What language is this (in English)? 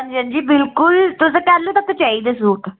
Dogri